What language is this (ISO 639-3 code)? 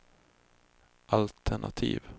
swe